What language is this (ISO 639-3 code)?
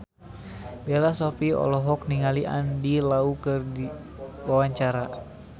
sun